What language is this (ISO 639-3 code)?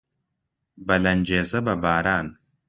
ckb